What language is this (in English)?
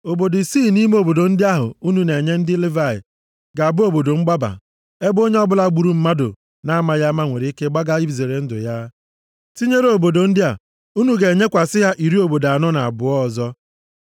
Igbo